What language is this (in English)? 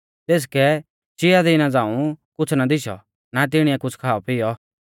Mahasu Pahari